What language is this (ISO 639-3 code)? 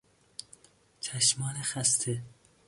fas